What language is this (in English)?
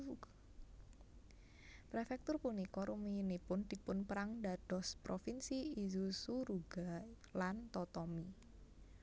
Javanese